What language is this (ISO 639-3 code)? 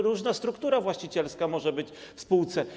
pol